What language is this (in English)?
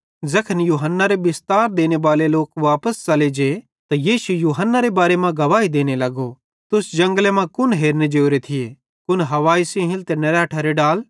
Bhadrawahi